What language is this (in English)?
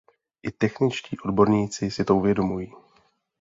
Czech